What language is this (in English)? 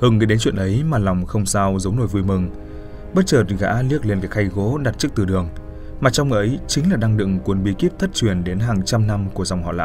Vietnamese